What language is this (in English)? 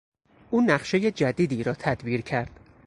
Persian